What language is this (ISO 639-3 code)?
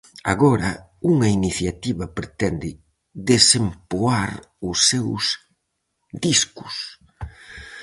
glg